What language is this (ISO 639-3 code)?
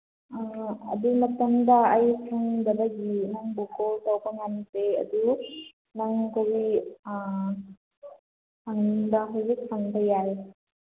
mni